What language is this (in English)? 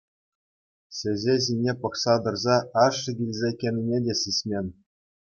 Chuvash